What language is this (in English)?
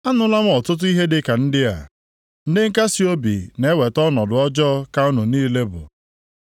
Igbo